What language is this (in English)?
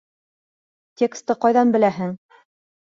Bashkir